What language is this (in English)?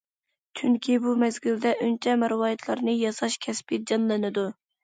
Uyghur